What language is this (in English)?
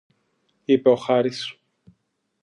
Greek